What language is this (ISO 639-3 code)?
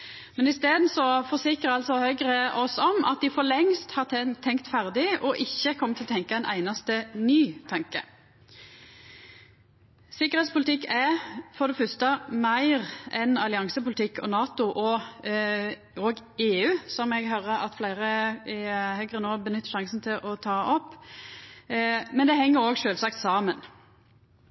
nno